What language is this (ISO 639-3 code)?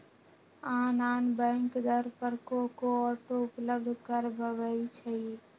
mag